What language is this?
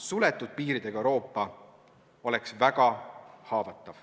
Estonian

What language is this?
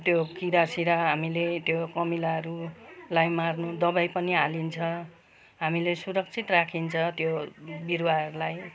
Nepali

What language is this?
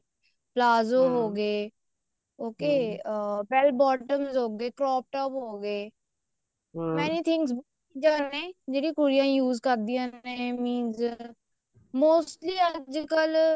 Punjabi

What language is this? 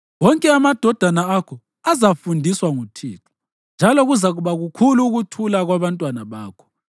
North Ndebele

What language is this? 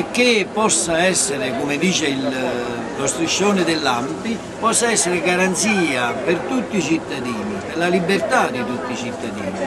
Italian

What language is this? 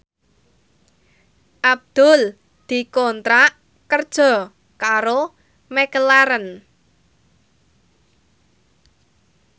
Javanese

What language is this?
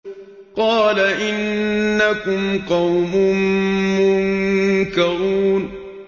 Arabic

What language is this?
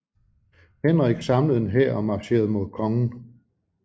Danish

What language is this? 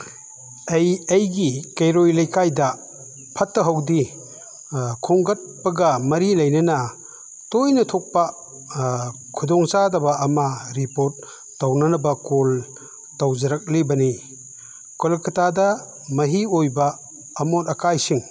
Manipuri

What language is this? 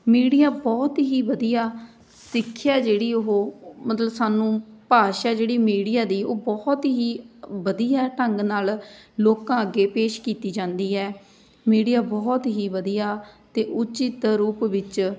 Punjabi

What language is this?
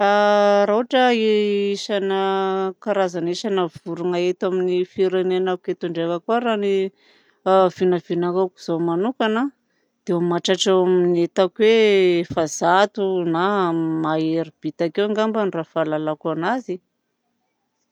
Southern Betsimisaraka Malagasy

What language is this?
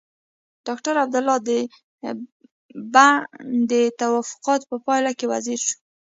Pashto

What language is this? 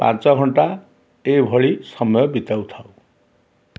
Odia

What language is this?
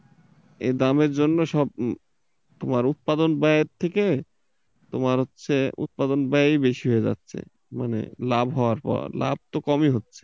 Bangla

